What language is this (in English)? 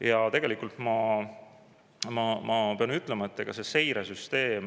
Estonian